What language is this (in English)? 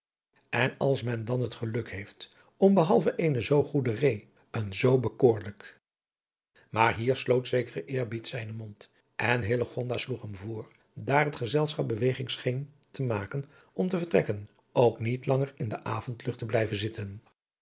Dutch